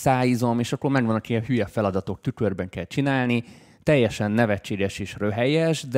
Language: Hungarian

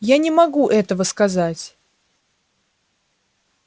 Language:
Russian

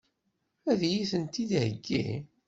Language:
Kabyle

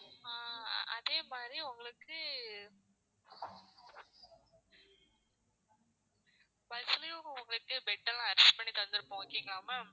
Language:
Tamil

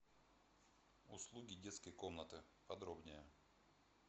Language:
Russian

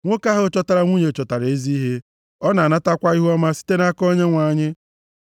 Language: Igbo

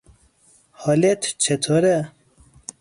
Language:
Persian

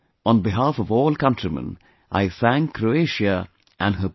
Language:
English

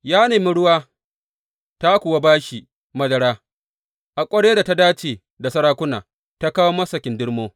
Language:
Hausa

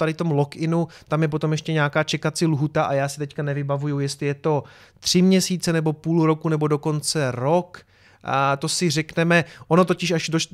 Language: Czech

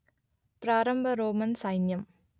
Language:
Telugu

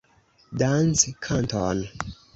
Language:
Esperanto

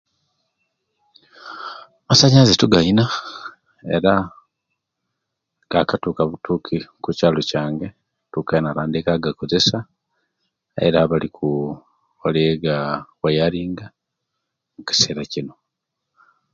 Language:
Kenyi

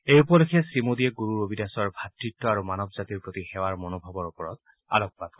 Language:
Assamese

